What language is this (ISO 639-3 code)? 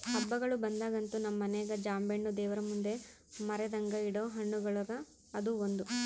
kan